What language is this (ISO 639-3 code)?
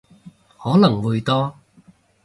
yue